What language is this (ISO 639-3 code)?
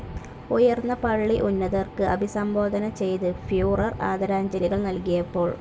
mal